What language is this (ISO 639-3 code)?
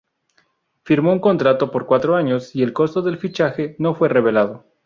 spa